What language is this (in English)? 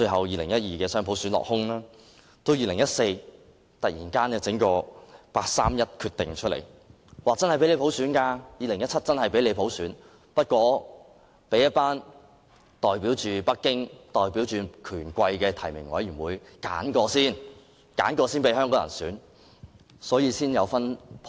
Cantonese